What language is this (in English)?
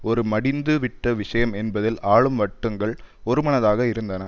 Tamil